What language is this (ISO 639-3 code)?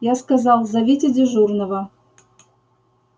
rus